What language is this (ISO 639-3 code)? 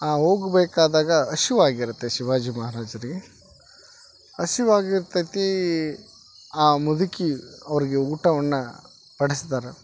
kan